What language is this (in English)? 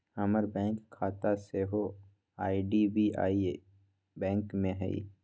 Magahi